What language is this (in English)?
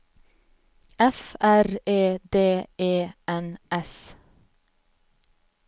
Norwegian